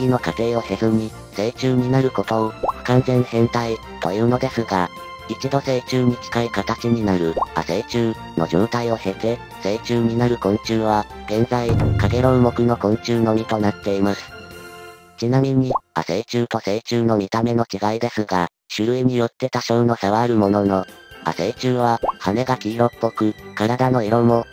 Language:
Japanese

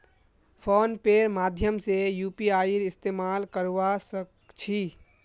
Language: Magahi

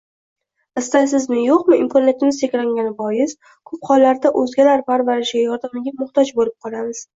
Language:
Uzbek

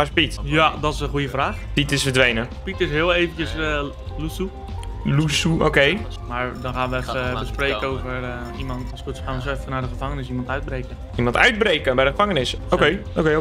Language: Dutch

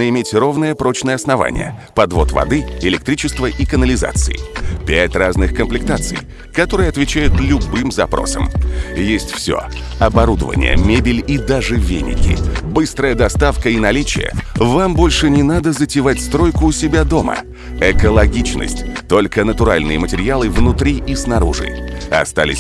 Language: Russian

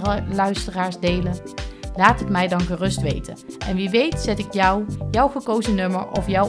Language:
Dutch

